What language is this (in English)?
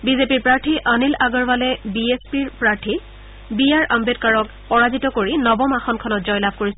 Assamese